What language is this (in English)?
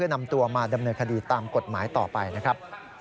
Thai